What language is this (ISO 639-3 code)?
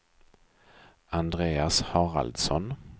swe